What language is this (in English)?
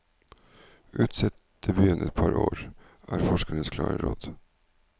Norwegian